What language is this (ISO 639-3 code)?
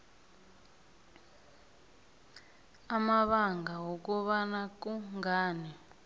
nbl